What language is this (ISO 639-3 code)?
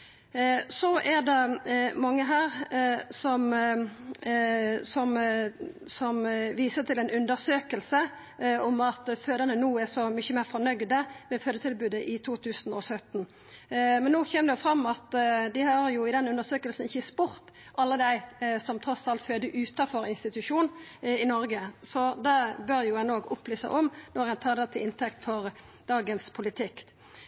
nno